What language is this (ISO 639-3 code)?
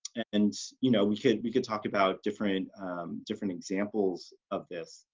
eng